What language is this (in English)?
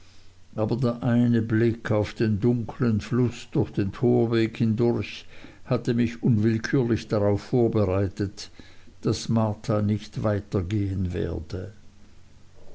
German